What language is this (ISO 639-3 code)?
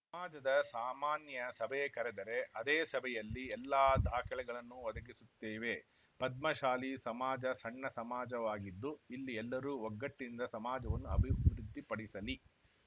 kan